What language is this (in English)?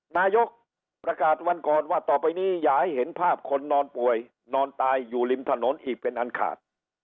Thai